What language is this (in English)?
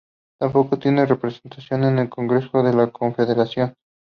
Spanish